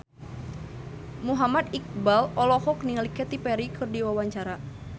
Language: Sundanese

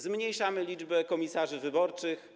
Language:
Polish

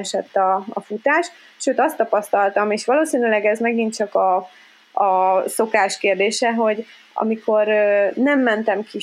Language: Hungarian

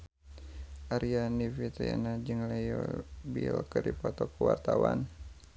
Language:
Sundanese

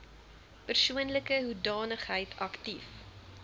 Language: Afrikaans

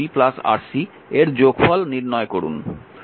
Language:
Bangla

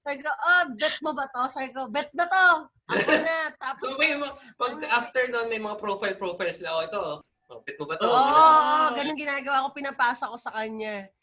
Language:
Filipino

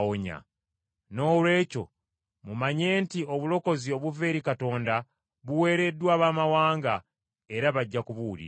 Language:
Ganda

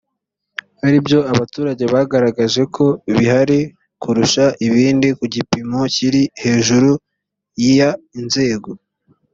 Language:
Kinyarwanda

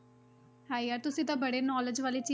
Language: Punjabi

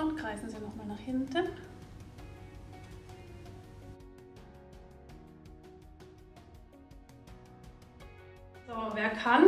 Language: German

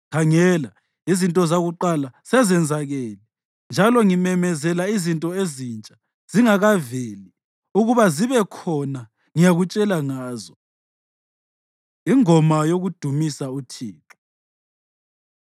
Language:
North Ndebele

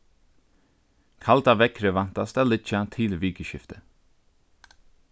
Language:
Faroese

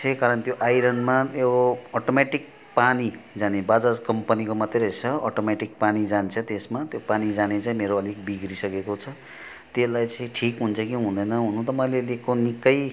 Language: Nepali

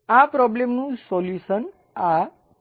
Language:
Gujarati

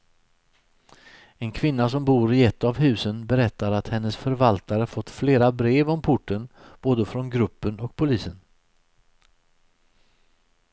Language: Swedish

